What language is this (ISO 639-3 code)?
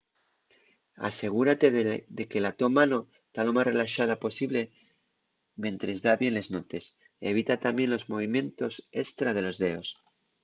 ast